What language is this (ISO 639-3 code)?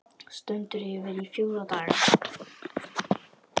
isl